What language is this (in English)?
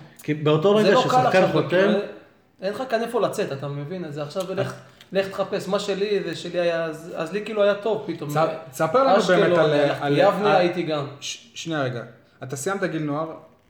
Hebrew